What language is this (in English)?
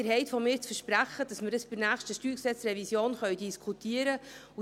Swiss German